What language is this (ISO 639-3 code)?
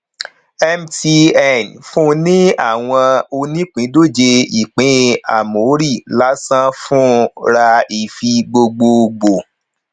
yor